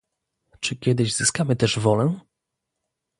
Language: Polish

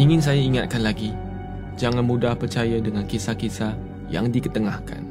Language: Malay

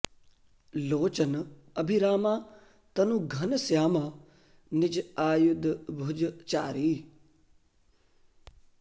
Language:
Sanskrit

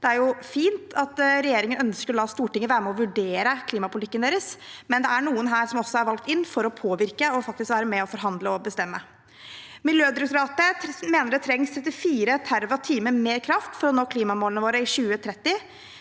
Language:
Norwegian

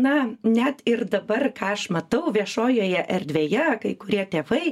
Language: Lithuanian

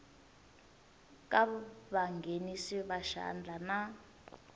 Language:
Tsonga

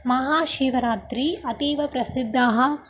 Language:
Sanskrit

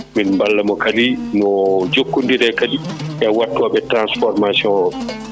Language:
Fula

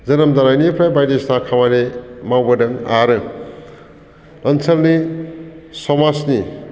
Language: Bodo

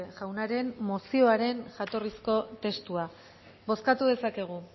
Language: Basque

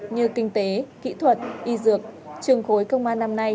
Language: Vietnamese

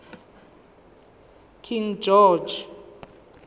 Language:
Zulu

